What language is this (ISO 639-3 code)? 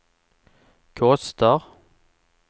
swe